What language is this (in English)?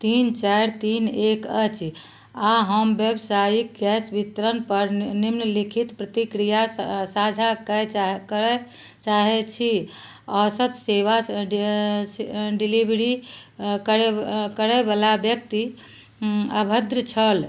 Maithili